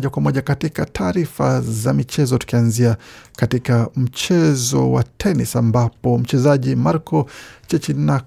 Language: Swahili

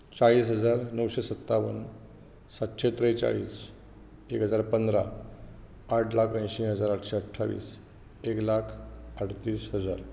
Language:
Konkani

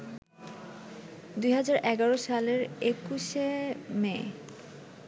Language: Bangla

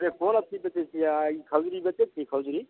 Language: Maithili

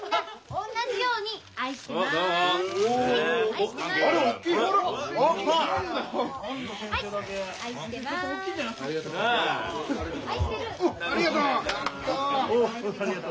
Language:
Japanese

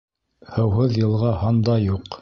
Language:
Bashkir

